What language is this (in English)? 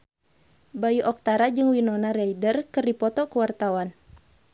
Sundanese